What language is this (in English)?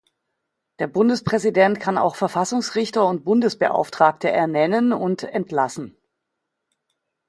German